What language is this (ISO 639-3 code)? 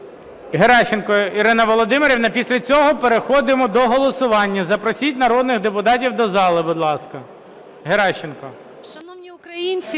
ukr